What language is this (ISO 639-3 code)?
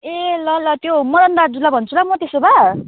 nep